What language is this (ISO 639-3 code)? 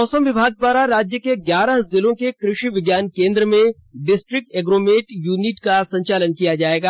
hin